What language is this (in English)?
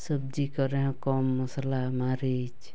Santali